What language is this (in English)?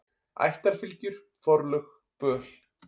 Icelandic